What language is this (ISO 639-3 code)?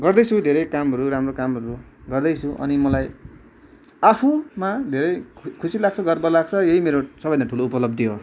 nep